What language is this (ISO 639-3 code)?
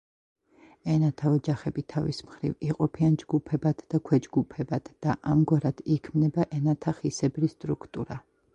kat